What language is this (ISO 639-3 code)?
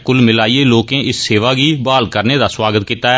doi